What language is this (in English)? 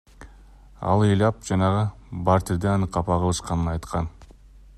Kyrgyz